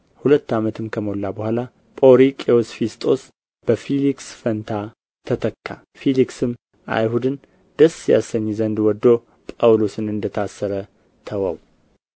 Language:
Amharic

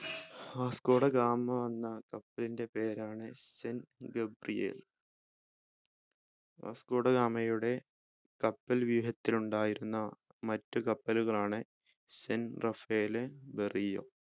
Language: Malayalam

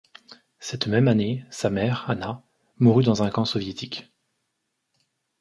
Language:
French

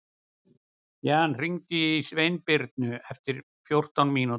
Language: Icelandic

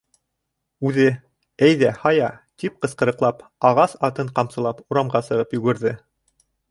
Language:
Bashkir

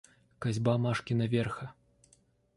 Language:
Russian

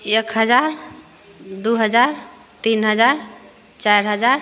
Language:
Maithili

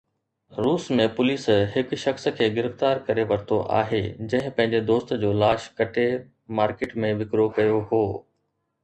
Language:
Sindhi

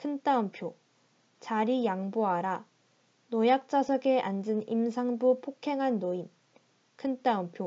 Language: Korean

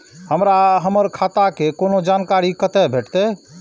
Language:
Maithili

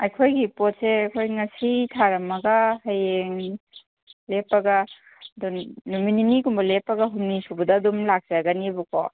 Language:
Manipuri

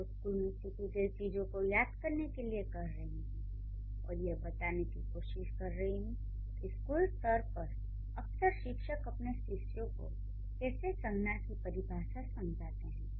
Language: Hindi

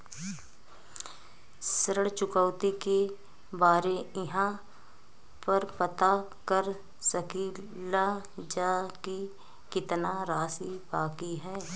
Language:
Bhojpuri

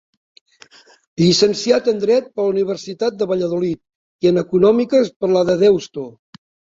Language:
Catalan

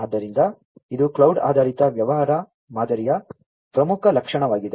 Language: Kannada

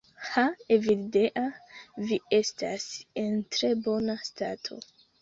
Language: Esperanto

